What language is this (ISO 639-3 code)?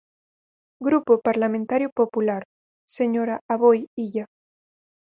glg